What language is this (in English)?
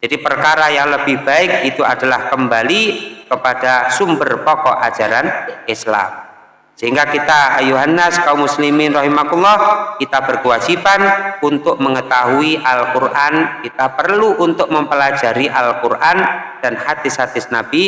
Indonesian